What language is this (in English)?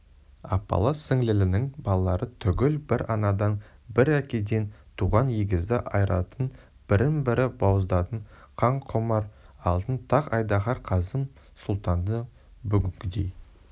Kazakh